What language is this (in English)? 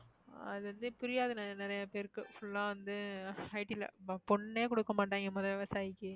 Tamil